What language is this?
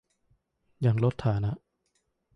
Thai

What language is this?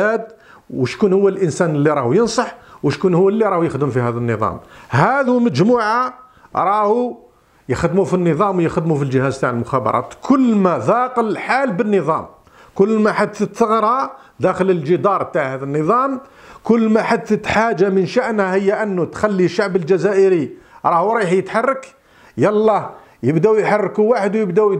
Arabic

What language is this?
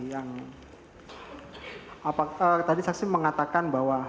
Indonesian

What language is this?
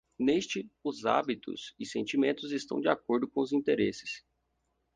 Portuguese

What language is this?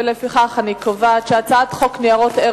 Hebrew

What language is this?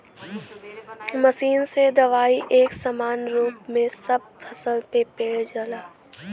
Bhojpuri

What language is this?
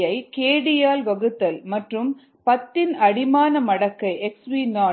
Tamil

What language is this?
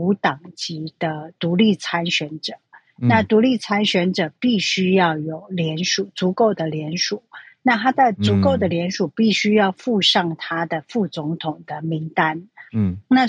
Chinese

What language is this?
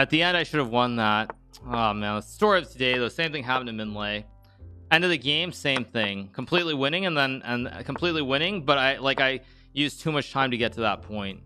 English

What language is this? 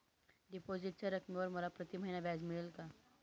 Marathi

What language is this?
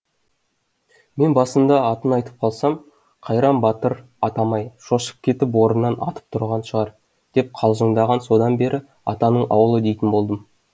Kazakh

